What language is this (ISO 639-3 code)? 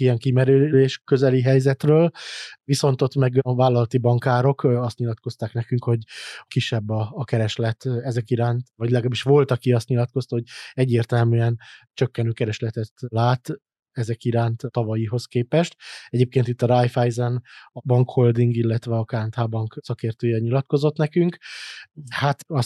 hun